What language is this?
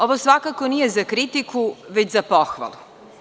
Serbian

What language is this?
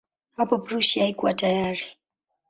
Swahili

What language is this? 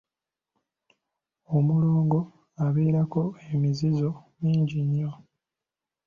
Ganda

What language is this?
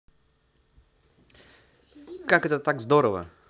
Russian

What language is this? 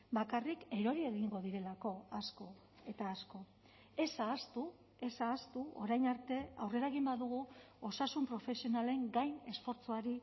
Basque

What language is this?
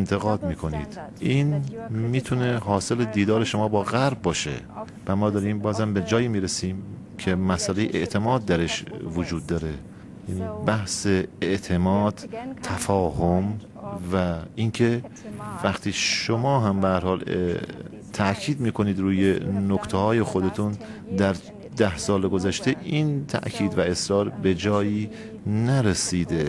Persian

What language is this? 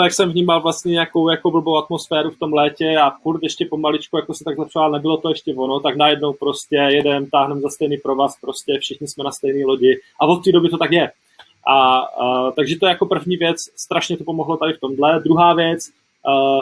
Czech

